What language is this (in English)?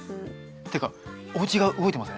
Japanese